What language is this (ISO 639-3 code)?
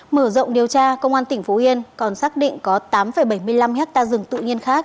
vie